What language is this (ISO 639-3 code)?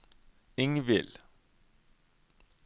nor